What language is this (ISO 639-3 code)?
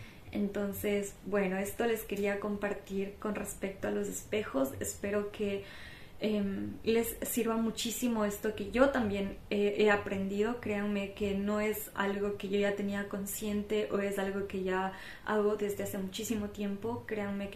spa